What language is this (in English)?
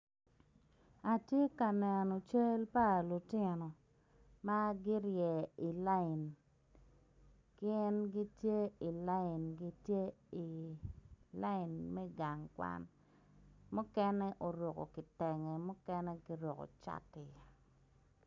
Acoli